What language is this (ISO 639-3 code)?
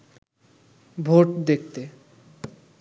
ben